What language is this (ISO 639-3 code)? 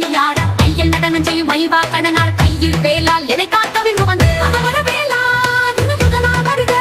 tam